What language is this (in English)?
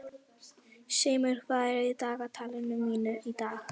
Icelandic